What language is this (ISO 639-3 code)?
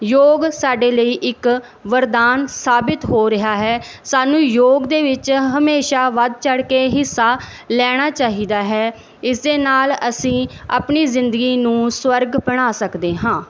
pan